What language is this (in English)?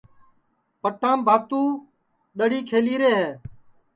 Sansi